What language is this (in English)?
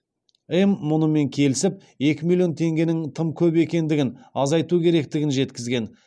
Kazakh